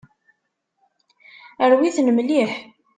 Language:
Kabyle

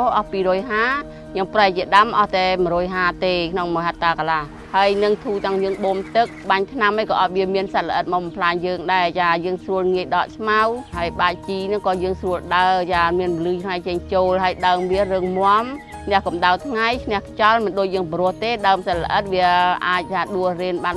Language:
Thai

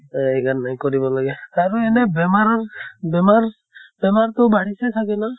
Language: Assamese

